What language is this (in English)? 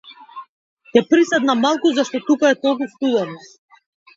Macedonian